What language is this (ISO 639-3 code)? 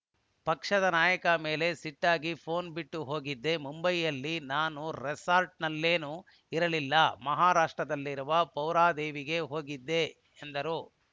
kan